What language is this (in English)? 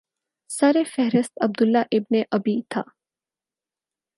Urdu